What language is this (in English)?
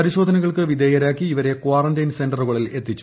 Malayalam